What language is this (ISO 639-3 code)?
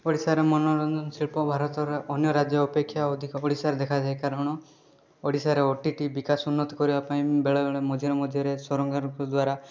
ori